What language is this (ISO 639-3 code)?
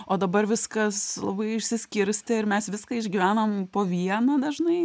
lit